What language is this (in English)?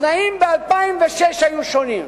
Hebrew